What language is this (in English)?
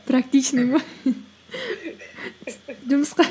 Kazakh